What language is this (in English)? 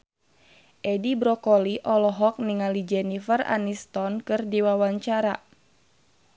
Sundanese